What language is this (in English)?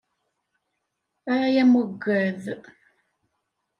Kabyle